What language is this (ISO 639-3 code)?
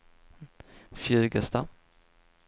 swe